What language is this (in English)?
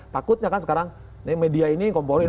Indonesian